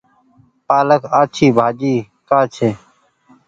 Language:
Goaria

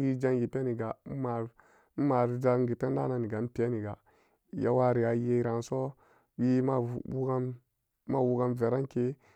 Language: Samba Daka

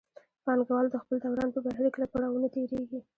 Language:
Pashto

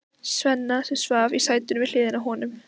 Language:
Icelandic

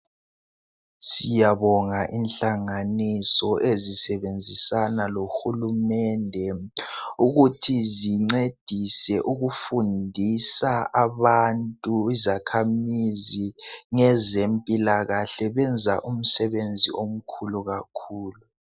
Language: North Ndebele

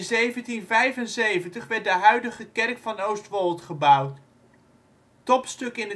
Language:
Dutch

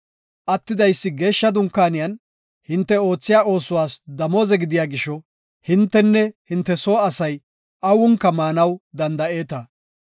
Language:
Gofa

